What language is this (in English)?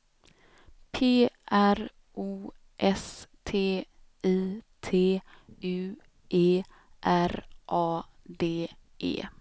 Swedish